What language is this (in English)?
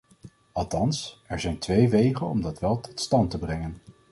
Dutch